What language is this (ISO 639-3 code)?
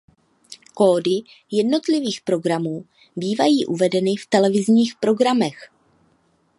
ces